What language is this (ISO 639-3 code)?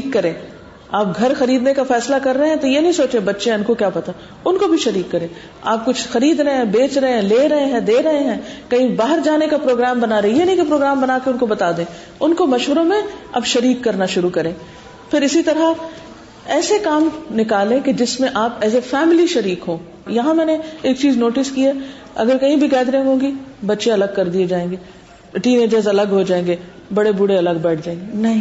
urd